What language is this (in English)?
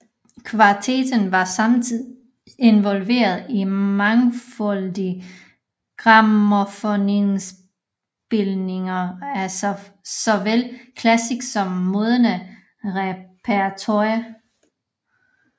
Danish